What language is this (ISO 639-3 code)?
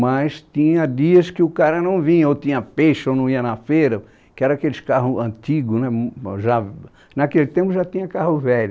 por